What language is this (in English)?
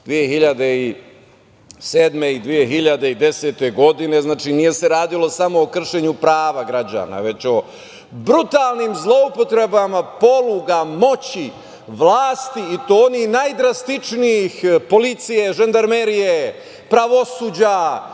Serbian